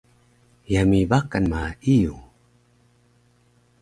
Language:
Taroko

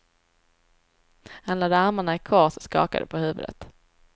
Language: Swedish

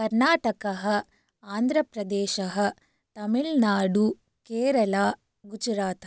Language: Sanskrit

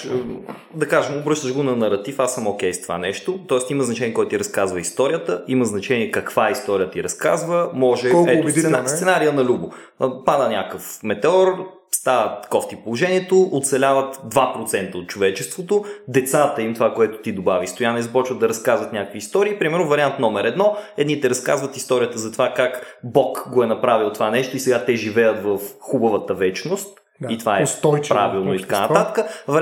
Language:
Bulgarian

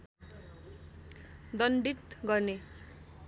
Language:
Nepali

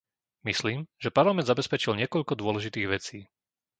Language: Slovak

